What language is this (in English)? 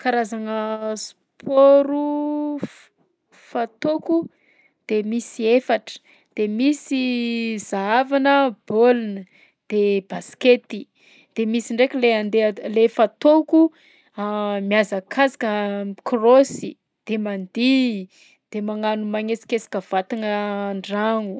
Southern Betsimisaraka Malagasy